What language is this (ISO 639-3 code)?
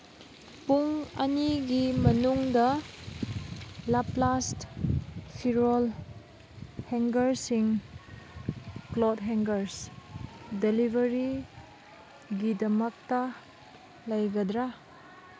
mni